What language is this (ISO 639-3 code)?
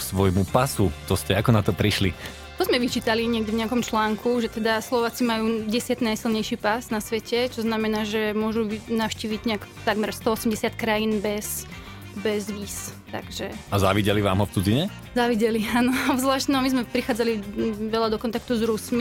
slk